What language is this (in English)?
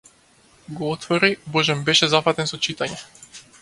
Macedonian